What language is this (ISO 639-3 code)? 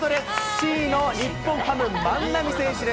jpn